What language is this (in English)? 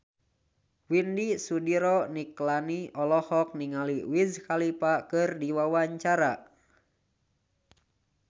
Sundanese